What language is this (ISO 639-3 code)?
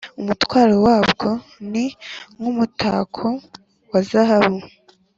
kin